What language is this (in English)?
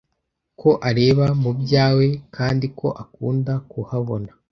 Kinyarwanda